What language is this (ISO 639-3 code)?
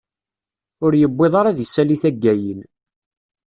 kab